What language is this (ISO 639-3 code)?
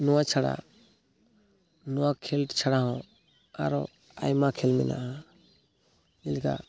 sat